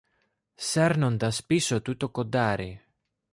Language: Greek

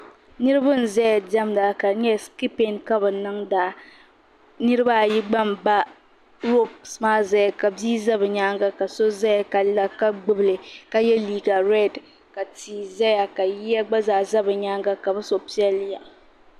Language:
Dagbani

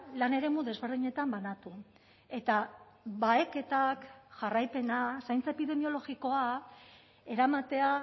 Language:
Basque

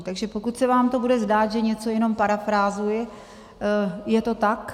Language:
Czech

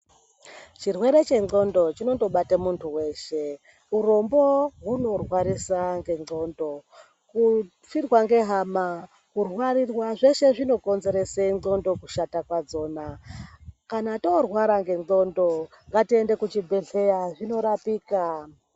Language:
Ndau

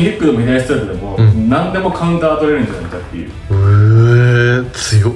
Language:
Japanese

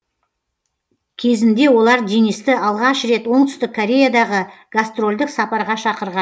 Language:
Kazakh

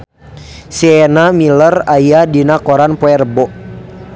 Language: Sundanese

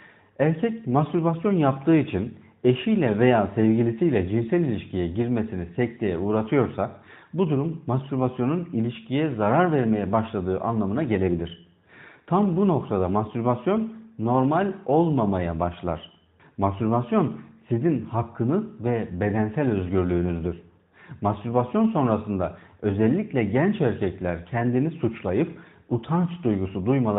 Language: Turkish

